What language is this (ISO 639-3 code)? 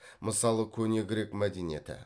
kaz